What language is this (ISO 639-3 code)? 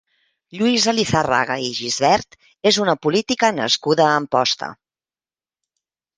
cat